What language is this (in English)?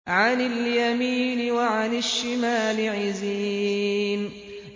Arabic